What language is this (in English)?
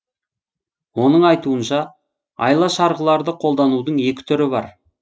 Kazakh